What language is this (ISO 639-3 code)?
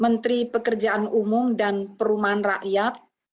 ind